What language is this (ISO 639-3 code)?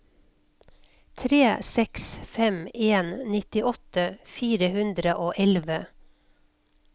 nor